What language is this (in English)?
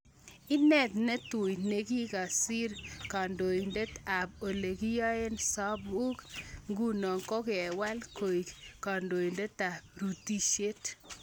Kalenjin